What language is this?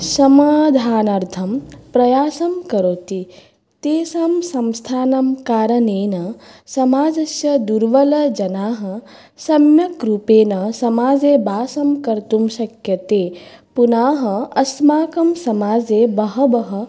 Sanskrit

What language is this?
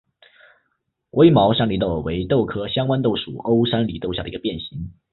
Chinese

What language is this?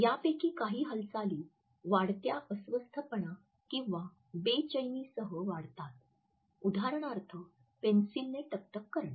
Marathi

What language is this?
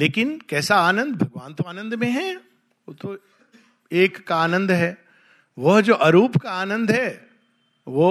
Hindi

